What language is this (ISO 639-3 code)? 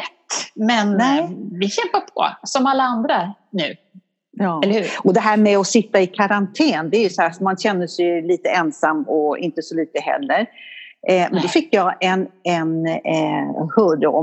swe